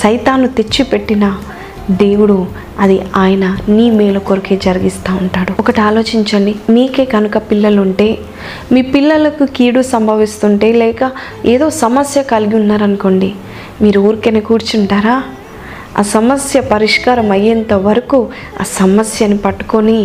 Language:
Telugu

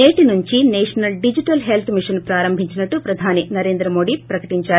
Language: Telugu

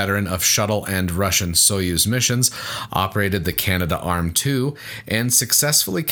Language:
English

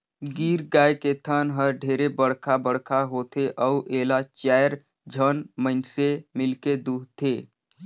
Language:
Chhattisgarhi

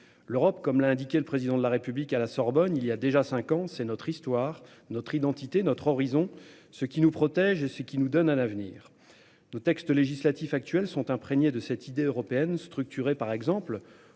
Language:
French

